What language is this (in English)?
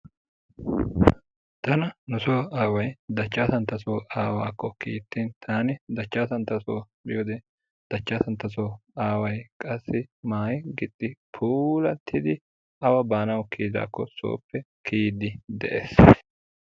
Wolaytta